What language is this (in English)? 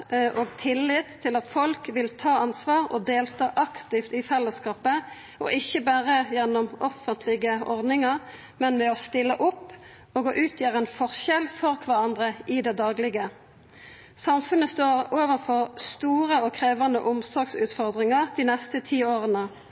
Norwegian Nynorsk